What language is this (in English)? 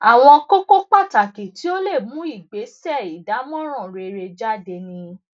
Yoruba